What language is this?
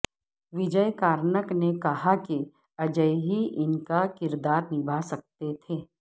Urdu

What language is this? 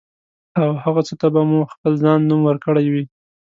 Pashto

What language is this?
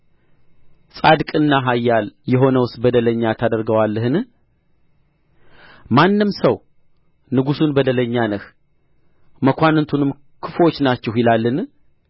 Amharic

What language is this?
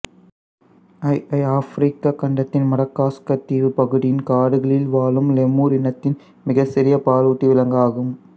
Tamil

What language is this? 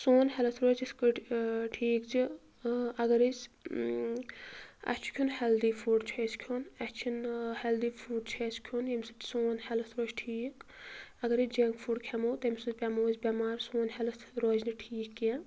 Kashmiri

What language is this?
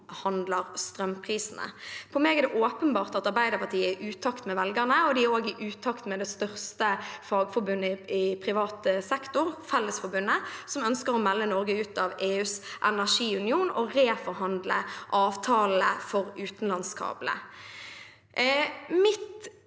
Norwegian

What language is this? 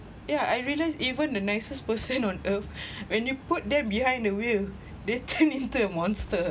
English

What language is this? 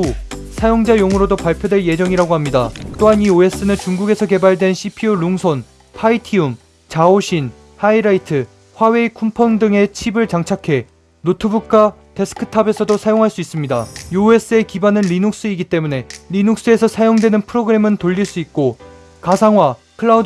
Korean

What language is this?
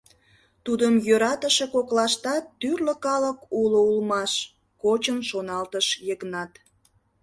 Mari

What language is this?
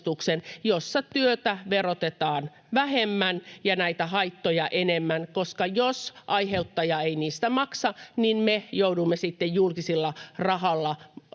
Finnish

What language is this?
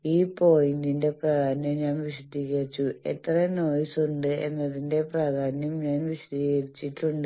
Malayalam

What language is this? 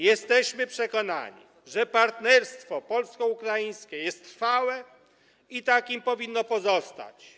Polish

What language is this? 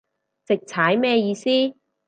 Cantonese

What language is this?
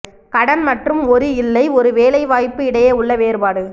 Tamil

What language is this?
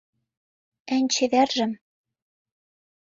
Mari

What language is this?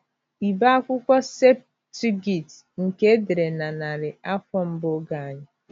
Igbo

